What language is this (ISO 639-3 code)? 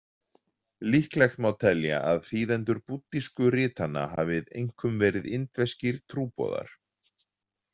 isl